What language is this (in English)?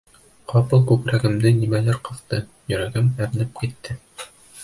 Bashkir